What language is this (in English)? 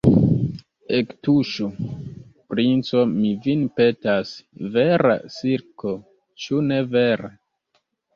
Esperanto